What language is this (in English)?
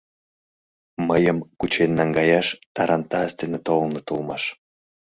Mari